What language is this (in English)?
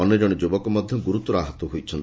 Odia